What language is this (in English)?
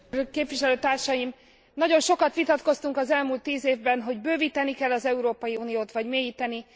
Hungarian